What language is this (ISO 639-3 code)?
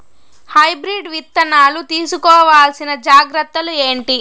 tel